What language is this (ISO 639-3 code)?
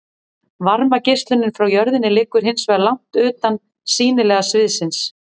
isl